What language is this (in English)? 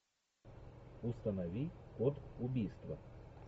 Russian